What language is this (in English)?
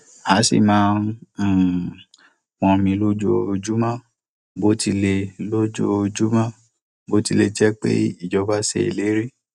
Yoruba